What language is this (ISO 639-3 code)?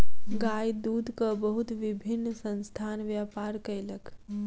mai